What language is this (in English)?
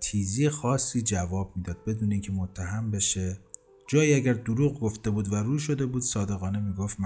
Persian